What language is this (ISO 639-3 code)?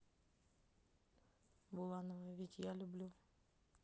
rus